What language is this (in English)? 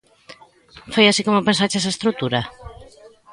Galician